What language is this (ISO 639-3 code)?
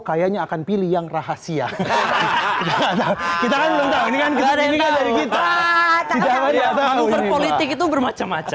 ind